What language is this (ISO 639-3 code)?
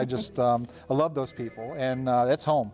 eng